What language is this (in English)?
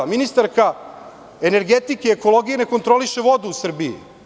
Serbian